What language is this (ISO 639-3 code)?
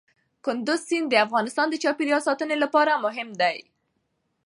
pus